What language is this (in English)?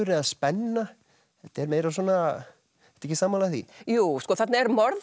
Icelandic